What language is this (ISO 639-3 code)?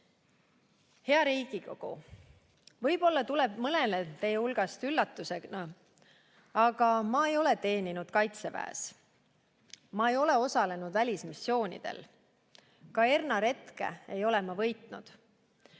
est